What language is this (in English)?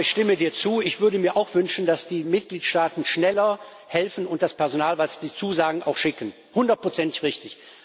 German